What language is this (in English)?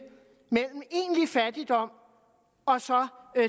Danish